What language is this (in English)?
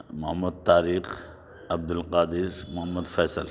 Urdu